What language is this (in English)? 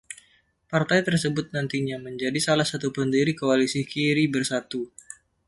Indonesian